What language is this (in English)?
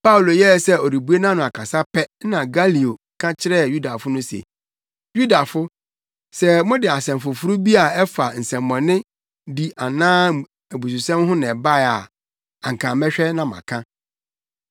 Akan